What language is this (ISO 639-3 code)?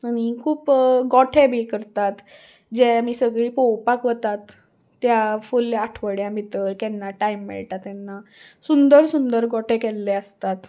kok